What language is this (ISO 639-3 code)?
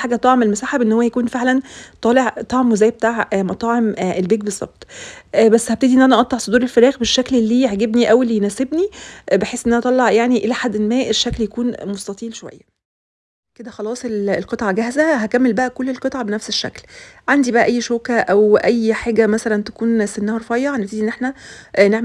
ara